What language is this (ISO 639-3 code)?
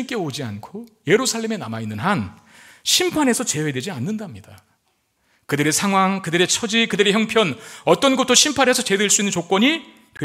kor